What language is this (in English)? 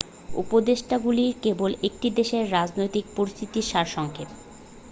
Bangla